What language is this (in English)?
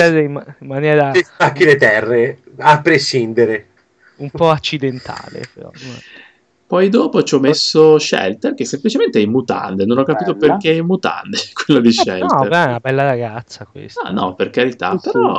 Italian